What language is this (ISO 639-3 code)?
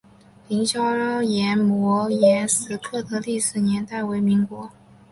zho